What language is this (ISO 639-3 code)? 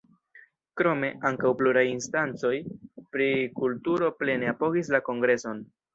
epo